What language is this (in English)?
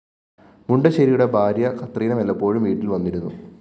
Malayalam